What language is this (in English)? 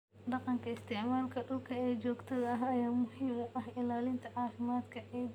Somali